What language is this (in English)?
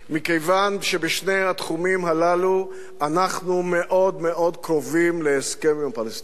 Hebrew